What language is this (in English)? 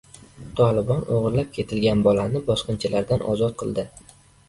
Uzbek